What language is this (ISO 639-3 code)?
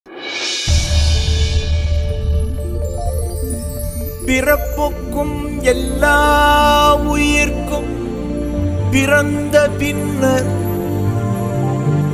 tam